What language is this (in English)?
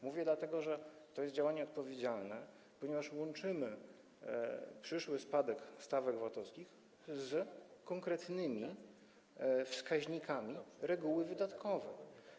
Polish